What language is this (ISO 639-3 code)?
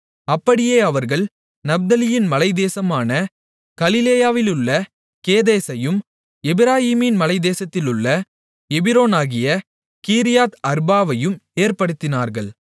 tam